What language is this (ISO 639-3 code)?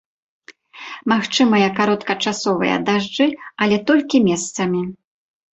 bel